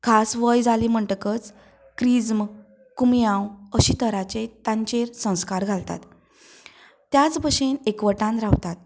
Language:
Konkani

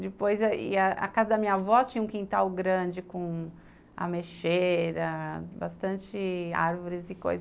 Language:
Portuguese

